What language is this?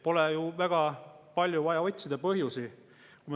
Estonian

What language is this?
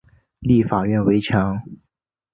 Chinese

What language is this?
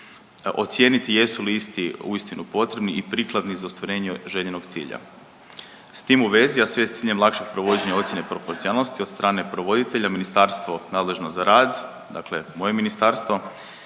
Croatian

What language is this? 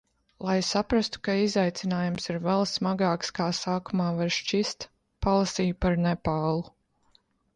Latvian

